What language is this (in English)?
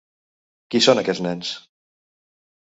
Catalan